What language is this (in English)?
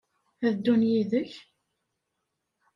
Kabyle